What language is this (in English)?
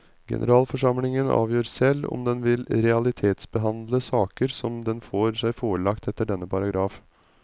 Norwegian